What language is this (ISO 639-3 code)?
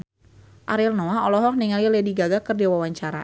sun